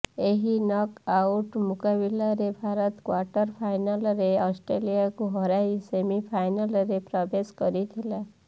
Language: Odia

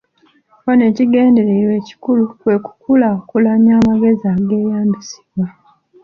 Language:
Ganda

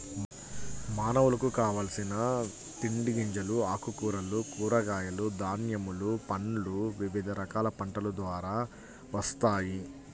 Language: Telugu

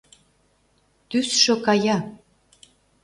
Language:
Mari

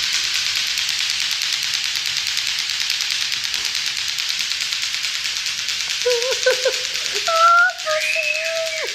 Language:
Indonesian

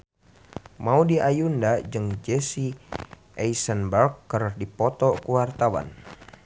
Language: Sundanese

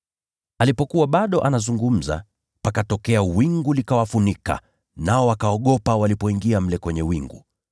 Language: Swahili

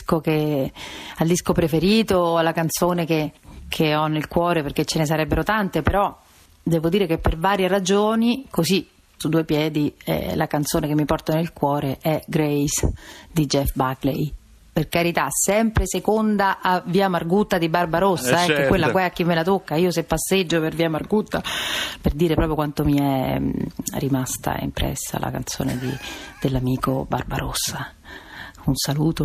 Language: Italian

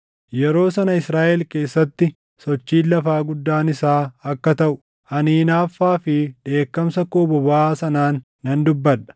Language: Oromo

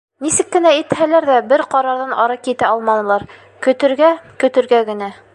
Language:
Bashkir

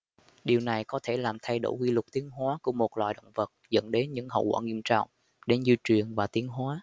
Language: Vietnamese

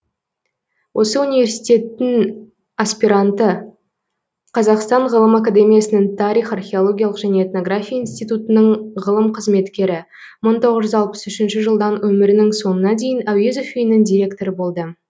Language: Kazakh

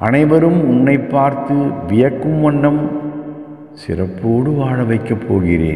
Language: Hindi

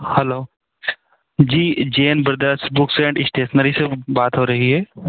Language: Hindi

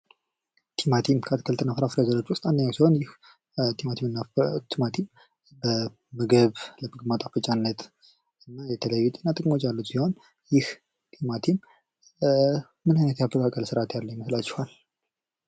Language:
Amharic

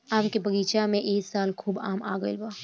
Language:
Bhojpuri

